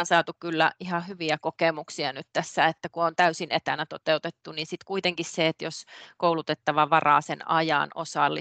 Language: Finnish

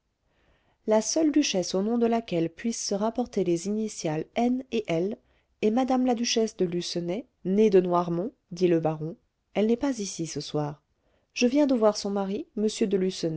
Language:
French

